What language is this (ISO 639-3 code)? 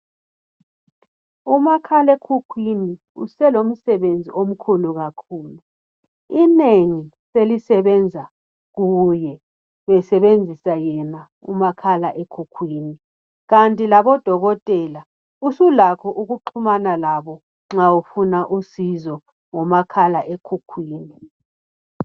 nde